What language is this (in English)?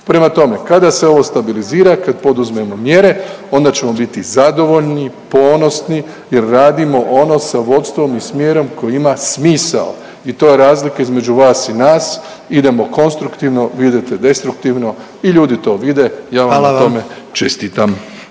Croatian